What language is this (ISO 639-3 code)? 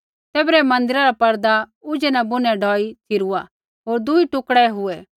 kfx